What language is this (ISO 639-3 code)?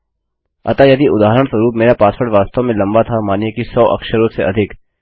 hin